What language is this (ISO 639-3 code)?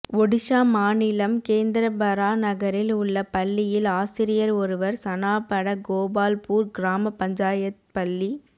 tam